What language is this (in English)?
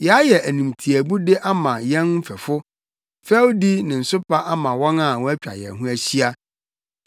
Akan